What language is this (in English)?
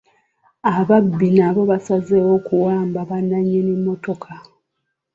Ganda